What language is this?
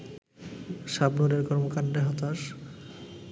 Bangla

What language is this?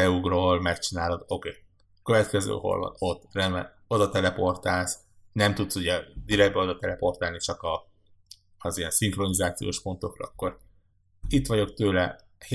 Hungarian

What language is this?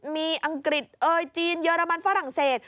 Thai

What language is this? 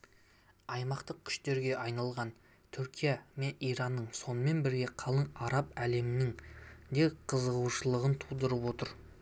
Kazakh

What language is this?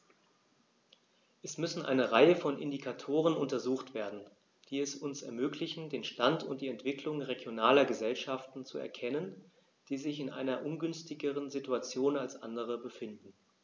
German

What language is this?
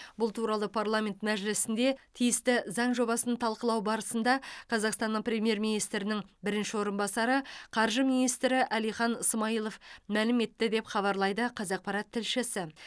Kazakh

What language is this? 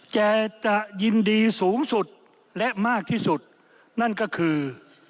Thai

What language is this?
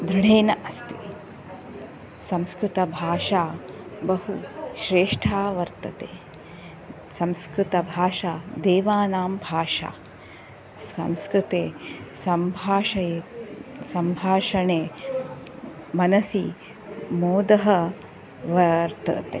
Sanskrit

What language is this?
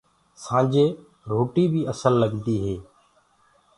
Gurgula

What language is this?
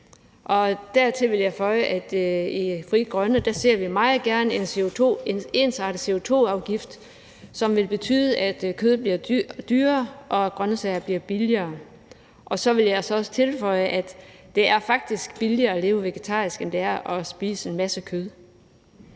Danish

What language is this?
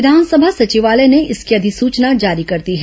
Hindi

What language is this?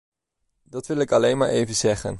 Dutch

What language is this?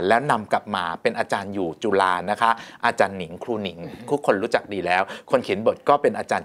Thai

